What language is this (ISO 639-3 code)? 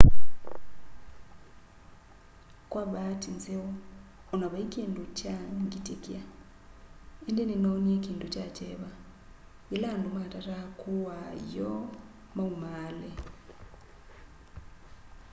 kam